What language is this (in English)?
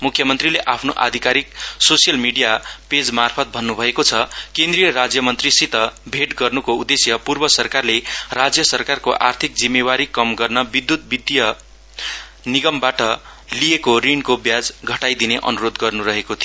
Nepali